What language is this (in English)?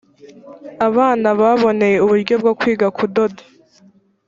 Kinyarwanda